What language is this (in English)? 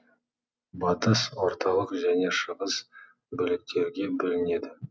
Kazakh